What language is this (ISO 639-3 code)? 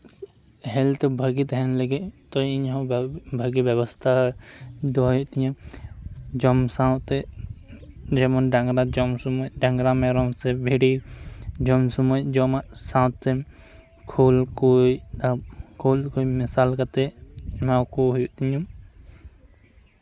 sat